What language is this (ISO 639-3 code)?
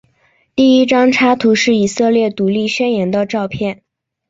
zho